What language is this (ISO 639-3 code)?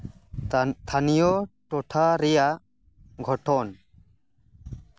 sat